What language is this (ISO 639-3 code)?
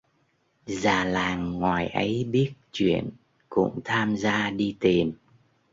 vie